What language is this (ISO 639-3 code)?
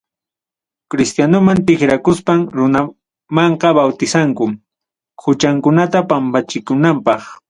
quy